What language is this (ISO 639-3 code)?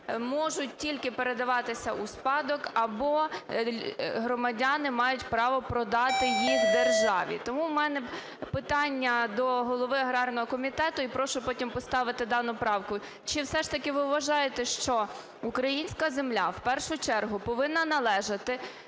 ukr